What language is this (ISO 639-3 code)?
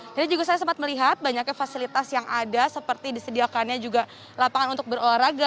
ind